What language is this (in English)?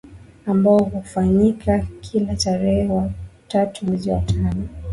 Swahili